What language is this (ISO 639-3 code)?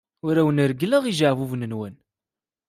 kab